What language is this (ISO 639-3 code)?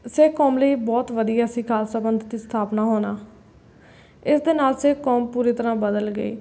pan